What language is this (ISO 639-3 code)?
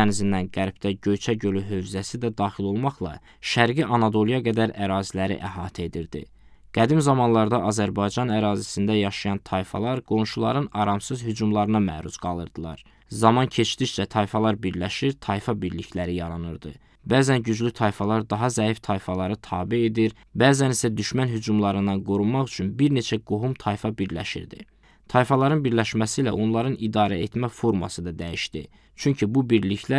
tur